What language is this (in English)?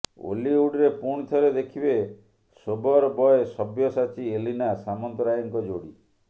Odia